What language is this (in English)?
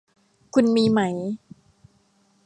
Thai